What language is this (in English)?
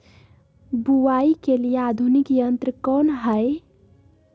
Magahi